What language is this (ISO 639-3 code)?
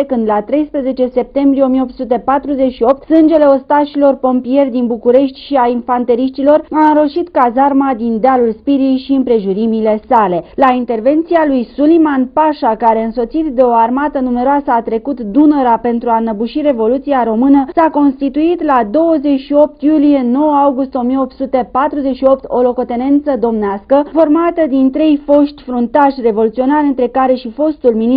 ron